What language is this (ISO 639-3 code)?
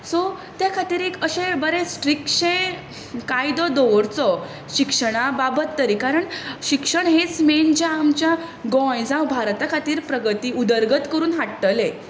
kok